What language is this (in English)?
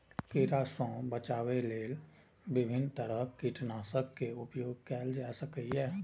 Maithili